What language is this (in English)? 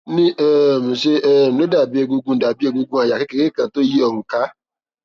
Yoruba